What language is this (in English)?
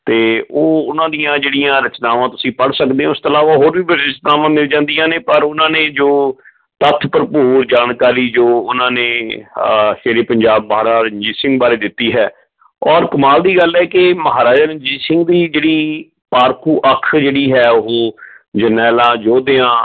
Punjabi